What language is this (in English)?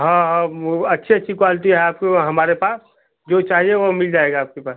Hindi